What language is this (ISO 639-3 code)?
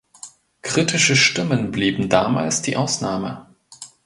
deu